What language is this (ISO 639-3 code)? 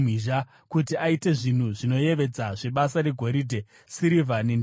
sna